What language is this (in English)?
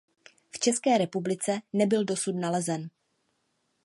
Czech